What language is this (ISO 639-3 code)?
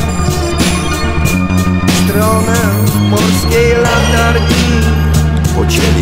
pol